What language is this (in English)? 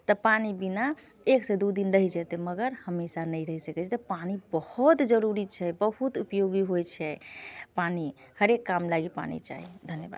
Maithili